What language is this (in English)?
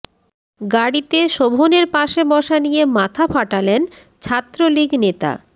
Bangla